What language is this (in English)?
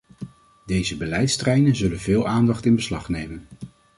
Dutch